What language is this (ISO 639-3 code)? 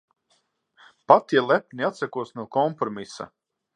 lav